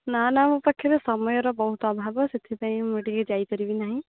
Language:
Odia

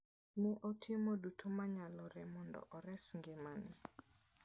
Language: Luo (Kenya and Tanzania)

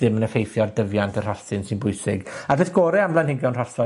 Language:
Welsh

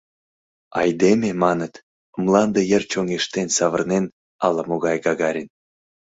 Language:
Mari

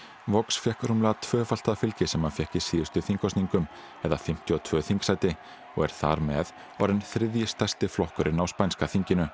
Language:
Icelandic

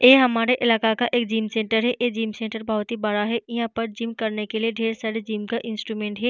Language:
Hindi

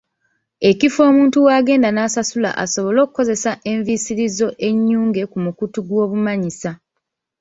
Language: Ganda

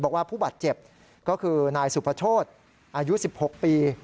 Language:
Thai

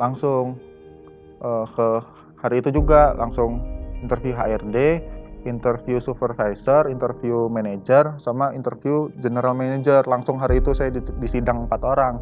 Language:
Indonesian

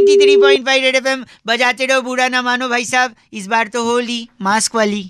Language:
Hindi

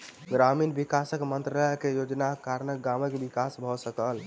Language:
Maithili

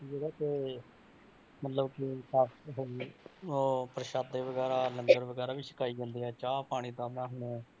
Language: Punjabi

